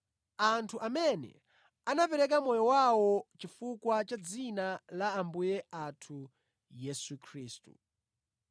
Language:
Nyanja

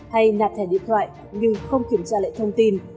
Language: Vietnamese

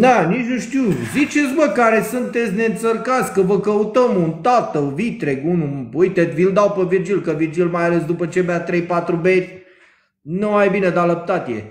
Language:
Romanian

